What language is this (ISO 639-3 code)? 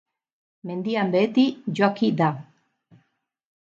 eus